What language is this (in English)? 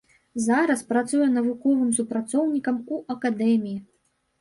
Belarusian